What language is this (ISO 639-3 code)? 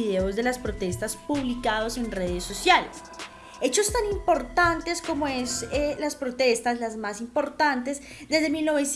spa